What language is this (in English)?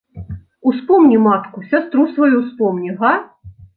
Belarusian